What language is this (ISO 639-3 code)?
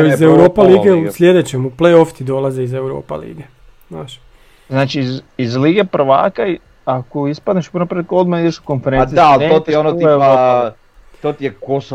hrv